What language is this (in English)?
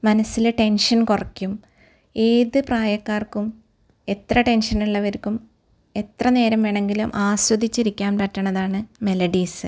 Malayalam